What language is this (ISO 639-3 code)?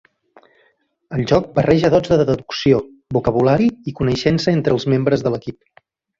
cat